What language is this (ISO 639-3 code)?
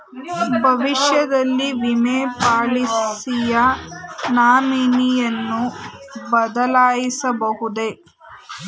kan